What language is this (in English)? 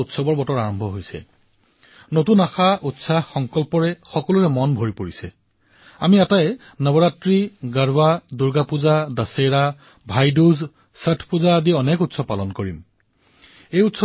Assamese